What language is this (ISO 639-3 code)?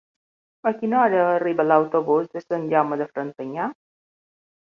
cat